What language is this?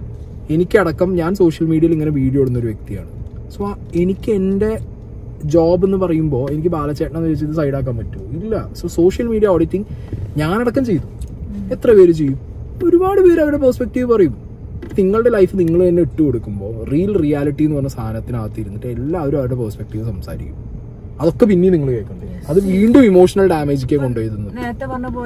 Malayalam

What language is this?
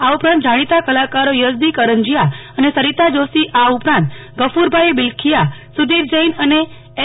Gujarati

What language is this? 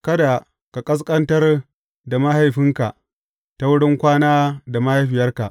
Hausa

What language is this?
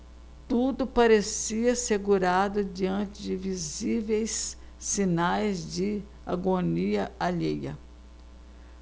Portuguese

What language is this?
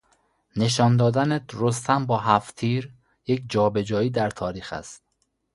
Persian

